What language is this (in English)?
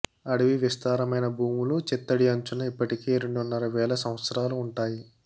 Telugu